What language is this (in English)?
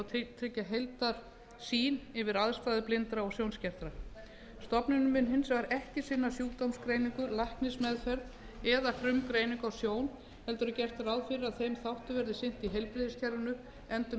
Icelandic